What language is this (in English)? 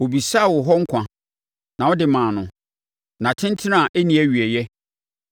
Akan